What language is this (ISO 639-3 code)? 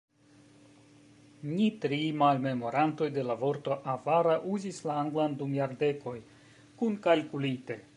epo